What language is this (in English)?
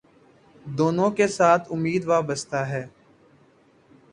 Urdu